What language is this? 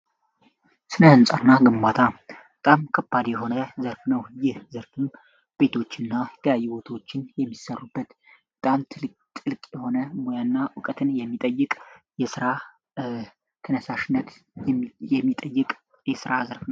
Amharic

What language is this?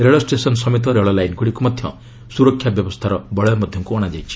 Odia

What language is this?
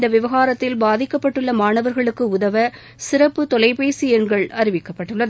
Tamil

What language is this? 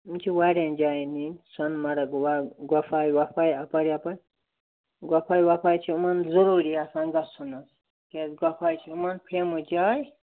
Kashmiri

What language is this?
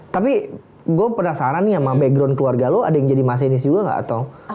Indonesian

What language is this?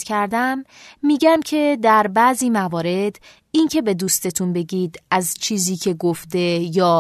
Persian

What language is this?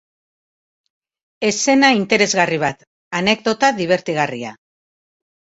Basque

